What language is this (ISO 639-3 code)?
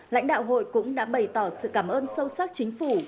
vie